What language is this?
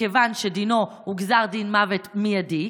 Hebrew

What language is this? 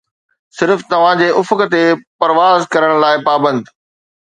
Sindhi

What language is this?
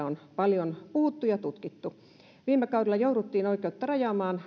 Finnish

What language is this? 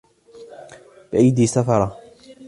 Arabic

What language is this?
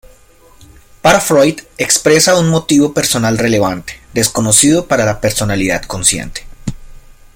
Spanish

